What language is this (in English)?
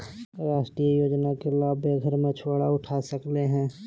Magahi